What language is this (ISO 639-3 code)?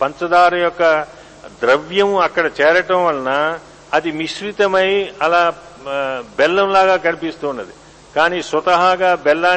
tel